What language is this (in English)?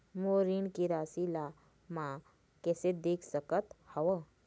Chhattisgarhi